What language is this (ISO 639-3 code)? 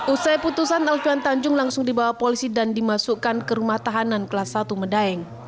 ind